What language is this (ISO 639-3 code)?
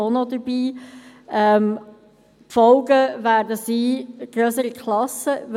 gsw